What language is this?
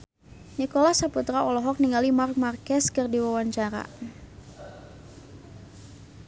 Sundanese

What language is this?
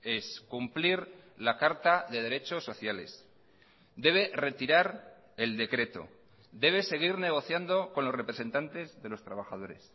Spanish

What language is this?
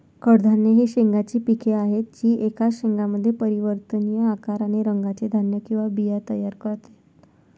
Marathi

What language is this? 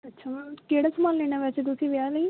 Punjabi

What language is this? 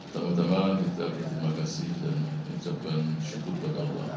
Indonesian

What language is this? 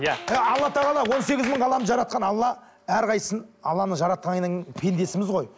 Kazakh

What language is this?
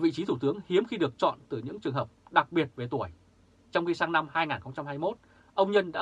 Vietnamese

